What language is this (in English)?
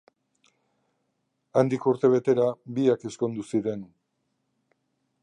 Basque